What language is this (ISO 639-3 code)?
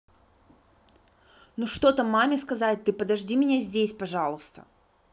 rus